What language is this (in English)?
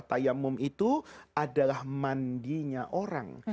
Indonesian